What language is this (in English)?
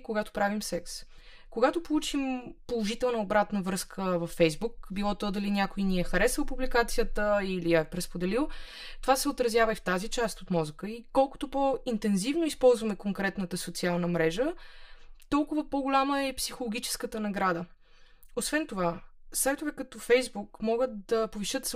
Bulgarian